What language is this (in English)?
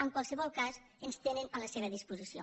Catalan